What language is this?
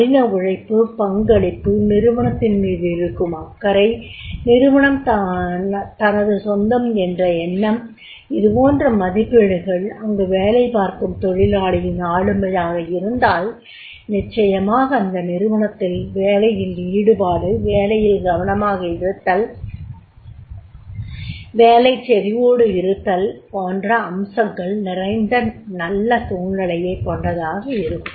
Tamil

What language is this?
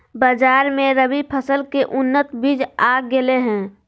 Magahi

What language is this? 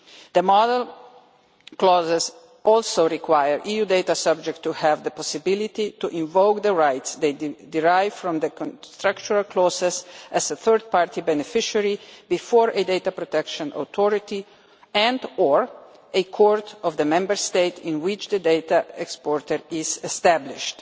English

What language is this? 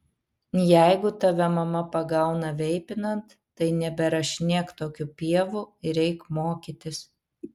Lithuanian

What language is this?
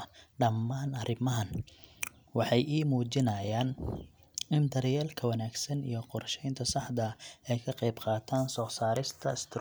Somali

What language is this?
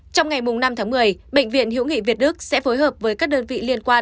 Vietnamese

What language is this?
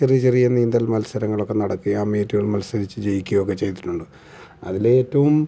Malayalam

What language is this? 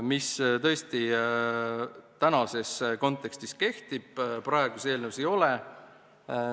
Estonian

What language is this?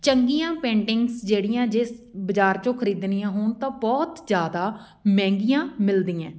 Punjabi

